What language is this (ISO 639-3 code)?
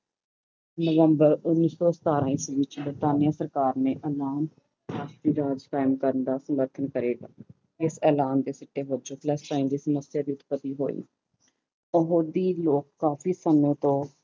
pan